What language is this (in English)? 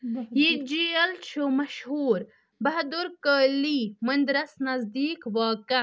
Kashmiri